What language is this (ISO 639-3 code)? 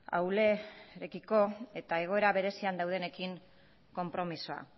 eus